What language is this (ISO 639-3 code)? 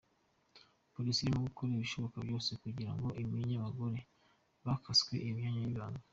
kin